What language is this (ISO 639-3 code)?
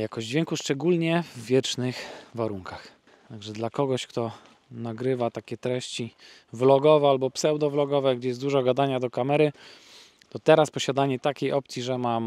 pol